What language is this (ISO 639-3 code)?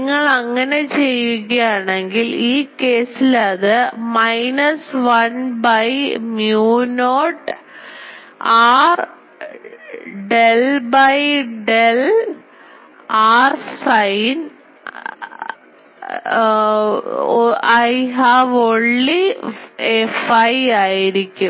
mal